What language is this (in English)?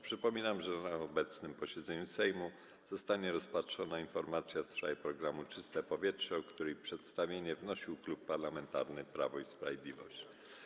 Polish